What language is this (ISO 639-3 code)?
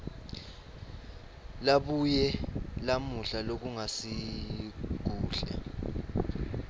ssw